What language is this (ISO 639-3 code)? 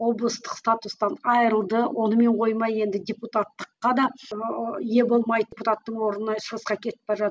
kaz